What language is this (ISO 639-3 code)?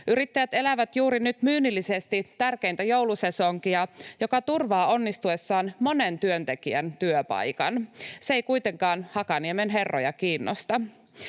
fin